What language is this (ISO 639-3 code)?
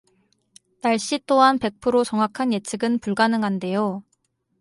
kor